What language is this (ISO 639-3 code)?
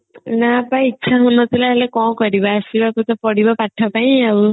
ori